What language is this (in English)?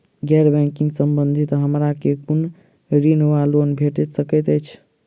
Maithili